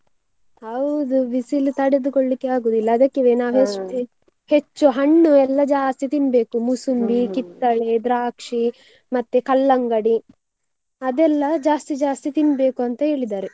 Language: Kannada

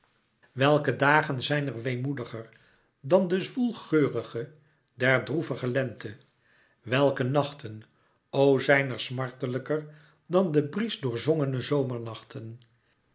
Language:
Dutch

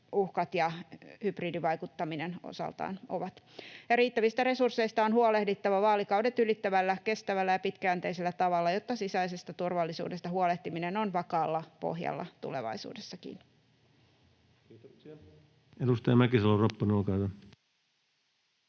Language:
Finnish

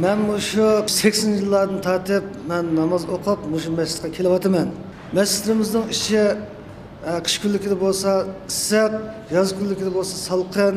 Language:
Turkish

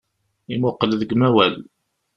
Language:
Kabyle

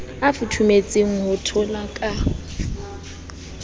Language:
Southern Sotho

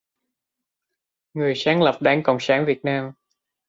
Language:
Vietnamese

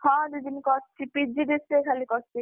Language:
Odia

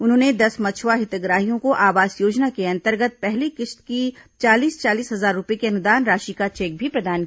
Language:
Hindi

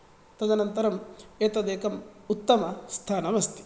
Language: Sanskrit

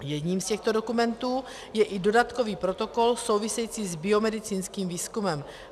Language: Czech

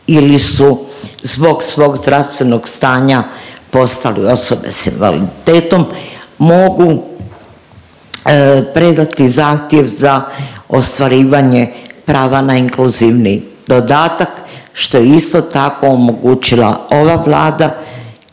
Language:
Croatian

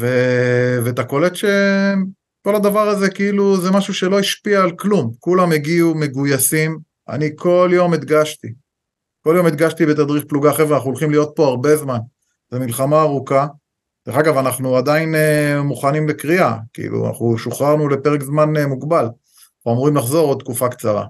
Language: Hebrew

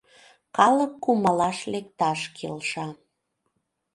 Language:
Mari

